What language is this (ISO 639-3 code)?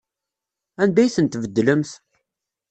kab